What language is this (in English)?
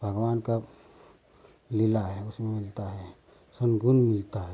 Hindi